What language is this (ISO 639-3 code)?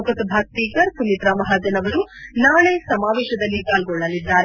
kan